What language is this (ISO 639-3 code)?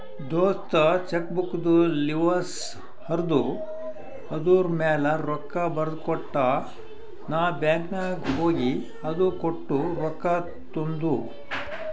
kan